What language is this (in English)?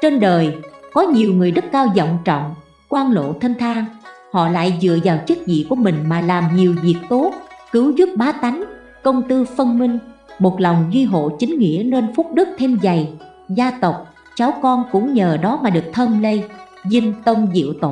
Vietnamese